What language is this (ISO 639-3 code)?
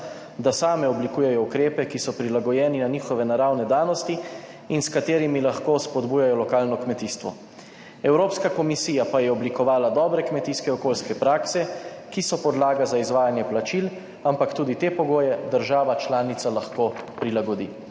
slv